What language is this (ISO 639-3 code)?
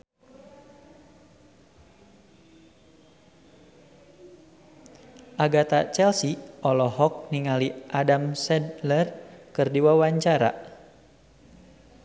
sun